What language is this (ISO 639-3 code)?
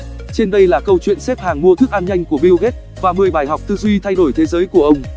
vie